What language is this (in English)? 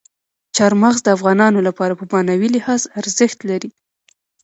Pashto